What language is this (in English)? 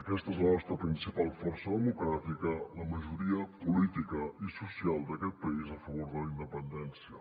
Catalan